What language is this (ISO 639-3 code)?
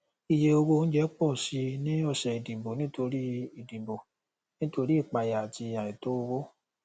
yor